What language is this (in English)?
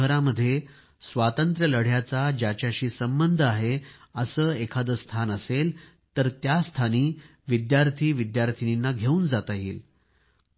Marathi